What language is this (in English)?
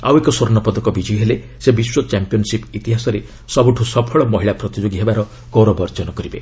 Odia